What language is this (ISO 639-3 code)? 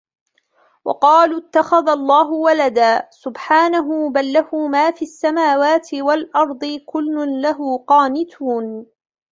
ara